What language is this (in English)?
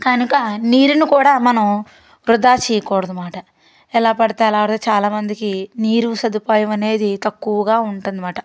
Telugu